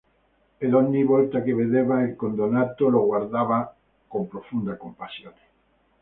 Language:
Italian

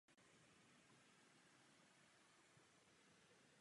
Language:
Czech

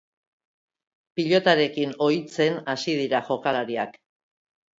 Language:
Basque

